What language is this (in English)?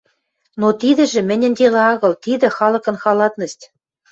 Western Mari